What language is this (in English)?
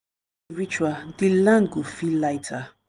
Nigerian Pidgin